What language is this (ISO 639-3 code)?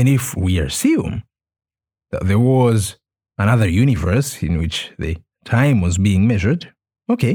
eng